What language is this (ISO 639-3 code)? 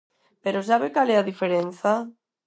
glg